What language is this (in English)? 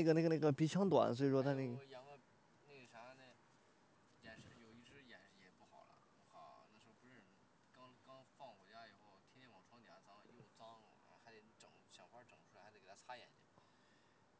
Chinese